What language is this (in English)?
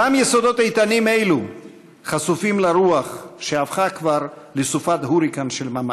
Hebrew